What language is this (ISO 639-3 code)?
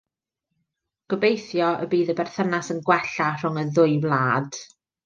cym